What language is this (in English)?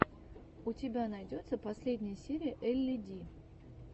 Russian